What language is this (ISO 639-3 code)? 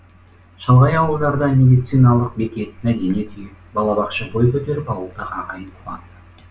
kaz